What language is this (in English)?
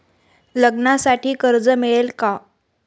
Marathi